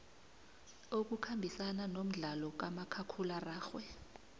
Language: South Ndebele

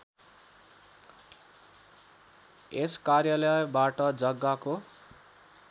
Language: Nepali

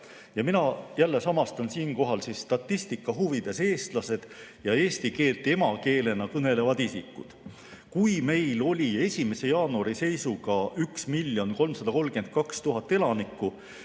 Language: Estonian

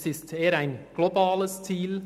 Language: Swiss German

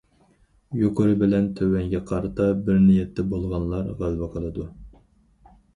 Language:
Uyghur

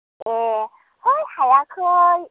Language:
Bodo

